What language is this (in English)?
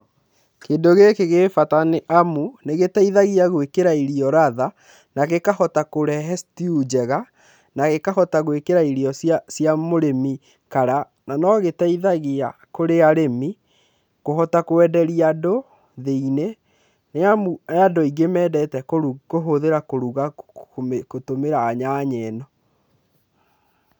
Kikuyu